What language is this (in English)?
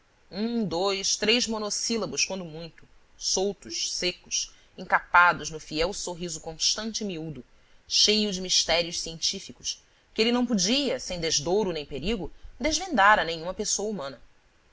Portuguese